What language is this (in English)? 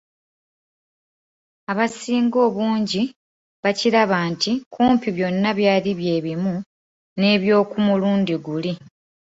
Ganda